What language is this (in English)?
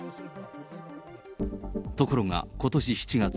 Japanese